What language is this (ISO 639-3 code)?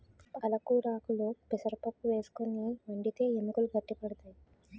tel